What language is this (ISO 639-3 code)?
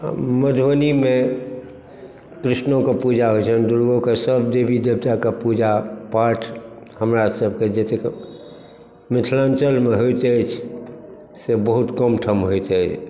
mai